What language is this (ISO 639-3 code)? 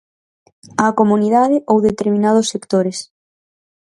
glg